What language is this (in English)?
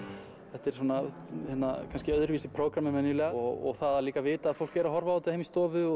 Icelandic